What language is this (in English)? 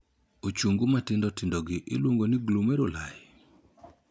Luo (Kenya and Tanzania)